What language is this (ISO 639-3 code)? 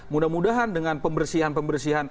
ind